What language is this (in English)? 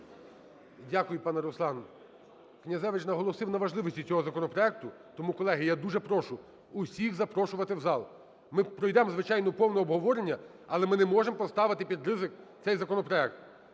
Ukrainian